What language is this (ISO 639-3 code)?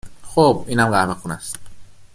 fas